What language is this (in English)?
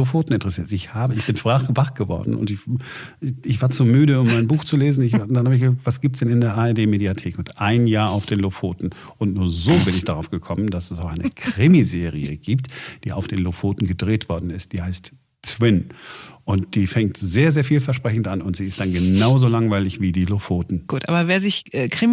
German